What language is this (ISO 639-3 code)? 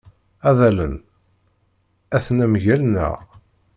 kab